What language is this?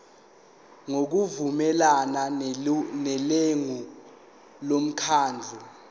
Zulu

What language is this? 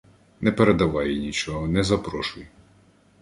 Ukrainian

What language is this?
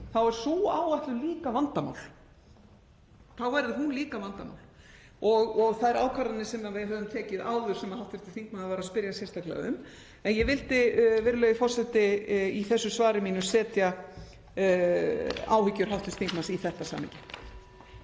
Icelandic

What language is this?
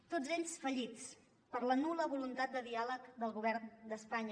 Catalan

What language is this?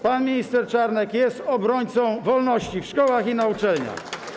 Polish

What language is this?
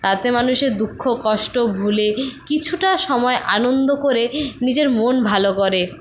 Bangla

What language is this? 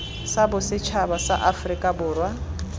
Tswana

